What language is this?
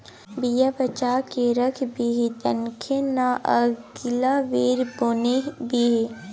Maithili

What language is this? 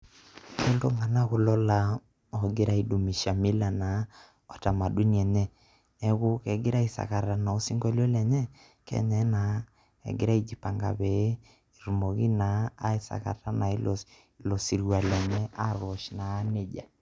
Masai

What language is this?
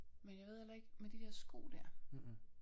Danish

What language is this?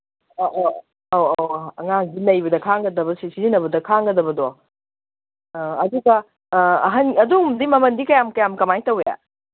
Manipuri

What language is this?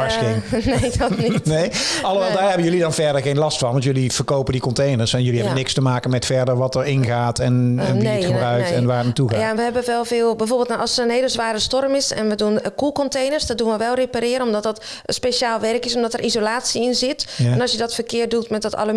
Dutch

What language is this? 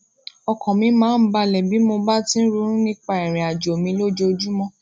Yoruba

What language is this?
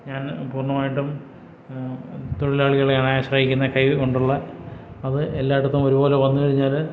Malayalam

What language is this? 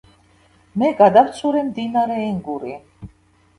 Georgian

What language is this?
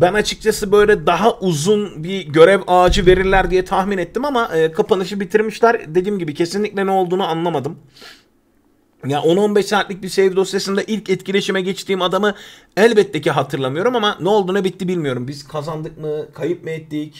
Turkish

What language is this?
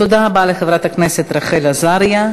Hebrew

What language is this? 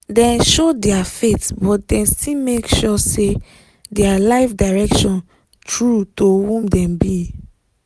Nigerian Pidgin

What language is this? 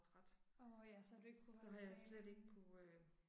Danish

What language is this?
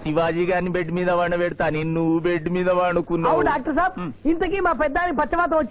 Telugu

